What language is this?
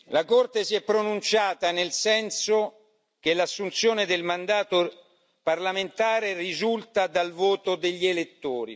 Italian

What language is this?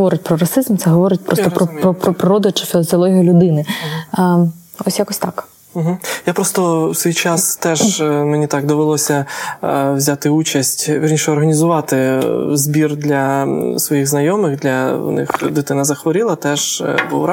Ukrainian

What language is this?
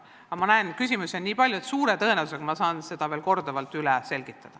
Estonian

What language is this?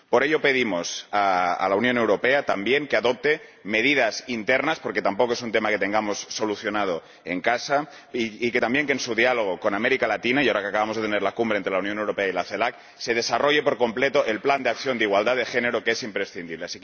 Spanish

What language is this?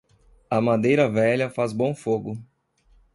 Portuguese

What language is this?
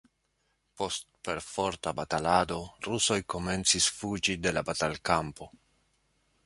Esperanto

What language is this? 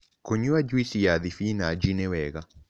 Kikuyu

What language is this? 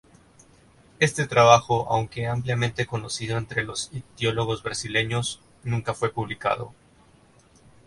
Spanish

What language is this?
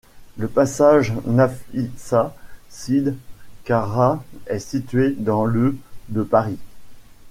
French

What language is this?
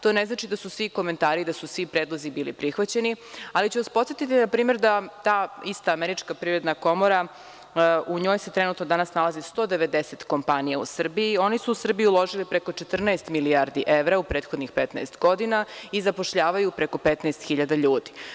Serbian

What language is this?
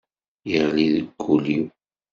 Kabyle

